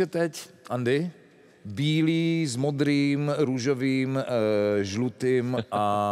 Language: Czech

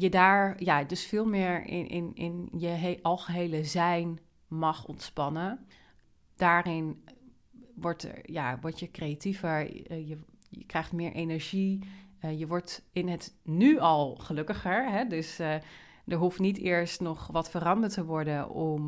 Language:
Dutch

